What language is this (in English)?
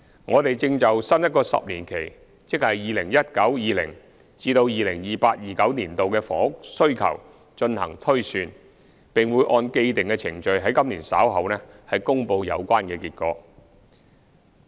Cantonese